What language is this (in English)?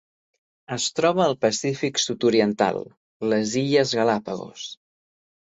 Catalan